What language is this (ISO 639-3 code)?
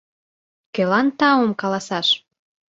chm